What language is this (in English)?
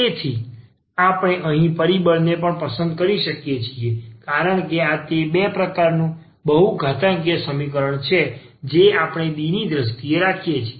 Gujarati